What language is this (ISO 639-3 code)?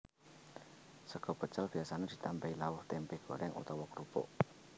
jav